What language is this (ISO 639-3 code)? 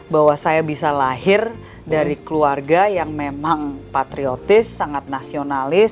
ind